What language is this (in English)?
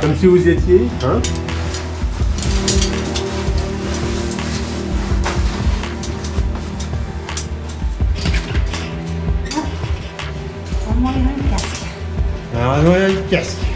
French